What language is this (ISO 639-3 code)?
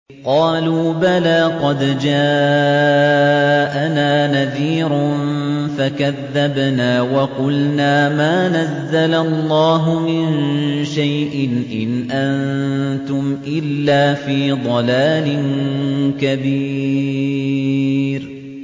ara